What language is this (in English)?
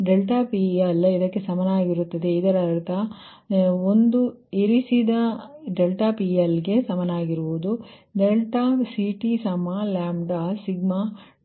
Kannada